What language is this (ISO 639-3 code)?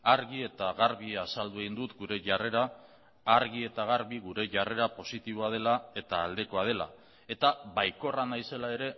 eus